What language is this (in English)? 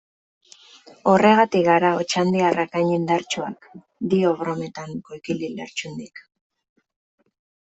Basque